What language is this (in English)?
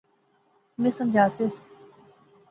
Pahari-Potwari